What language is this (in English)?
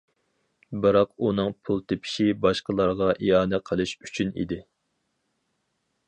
Uyghur